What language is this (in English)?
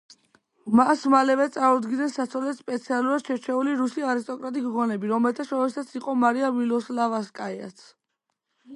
Georgian